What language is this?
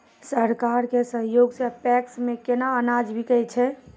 Maithili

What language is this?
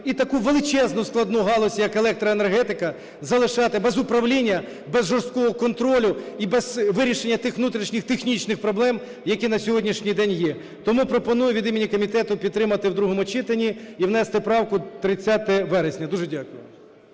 Ukrainian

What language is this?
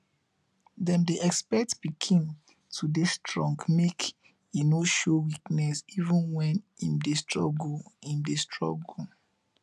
Nigerian Pidgin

